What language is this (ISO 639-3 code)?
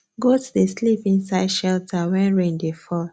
pcm